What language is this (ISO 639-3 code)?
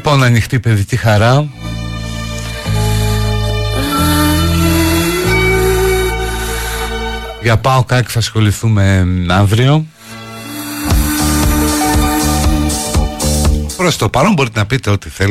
ell